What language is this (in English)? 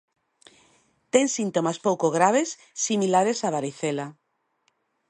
Galician